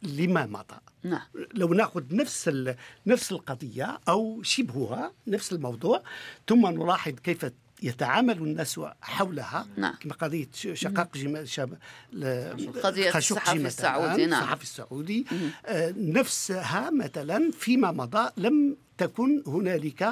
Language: Arabic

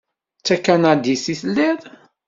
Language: Kabyle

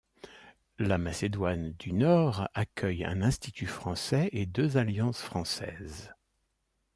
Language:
French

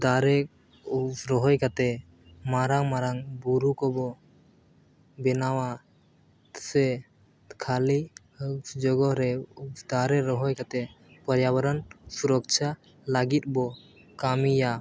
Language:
Santali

